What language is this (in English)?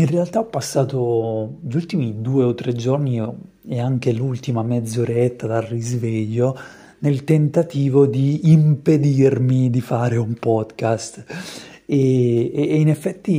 Italian